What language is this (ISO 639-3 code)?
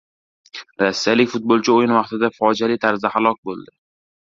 uzb